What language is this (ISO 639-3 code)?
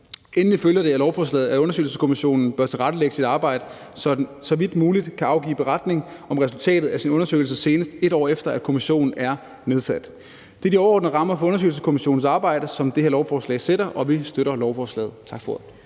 dan